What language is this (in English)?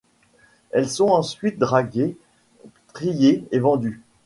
French